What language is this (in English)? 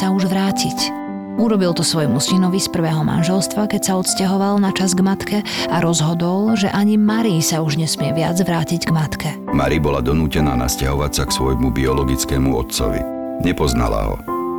Slovak